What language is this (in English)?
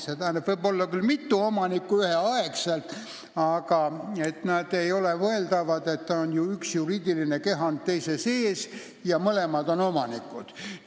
Estonian